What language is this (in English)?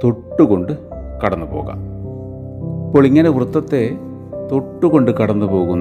Malayalam